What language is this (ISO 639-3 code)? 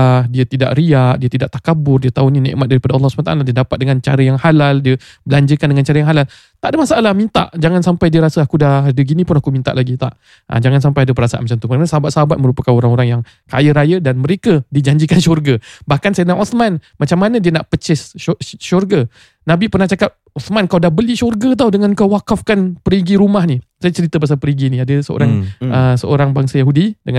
msa